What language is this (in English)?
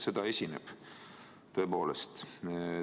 Estonian